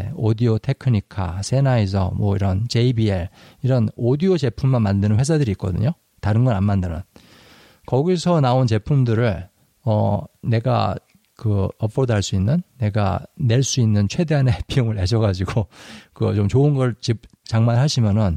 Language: Korean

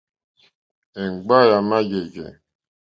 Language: Mokpwe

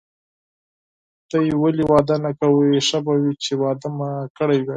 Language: Pashto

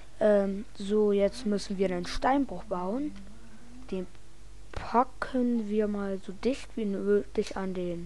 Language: German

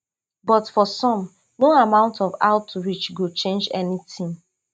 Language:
Nigerian Pidgin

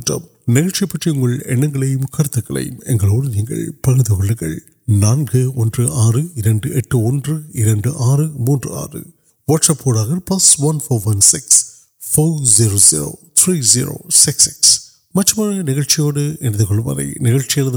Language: Urdu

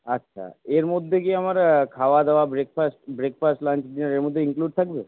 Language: Bangla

